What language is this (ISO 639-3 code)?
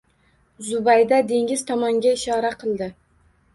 uzb